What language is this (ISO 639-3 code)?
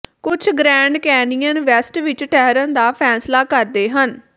pan